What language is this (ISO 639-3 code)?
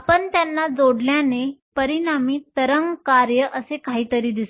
mar